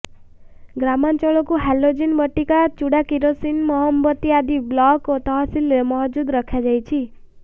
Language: Odia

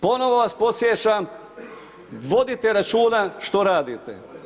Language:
Croatian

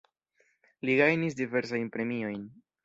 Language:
Esperanto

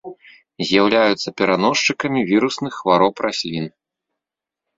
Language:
Belarusian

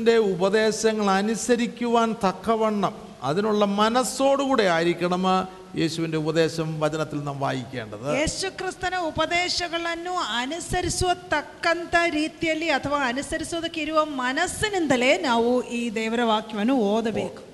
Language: Malayalam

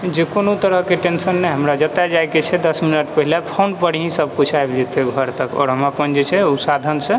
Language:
Maithili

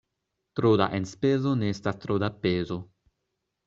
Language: Esperanto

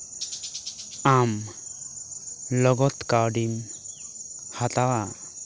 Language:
Santali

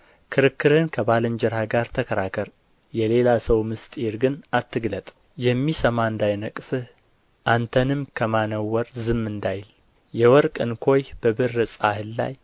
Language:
Amharic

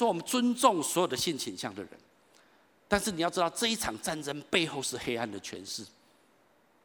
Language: Chinese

